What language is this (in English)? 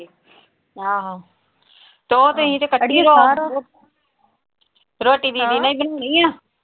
Punjabi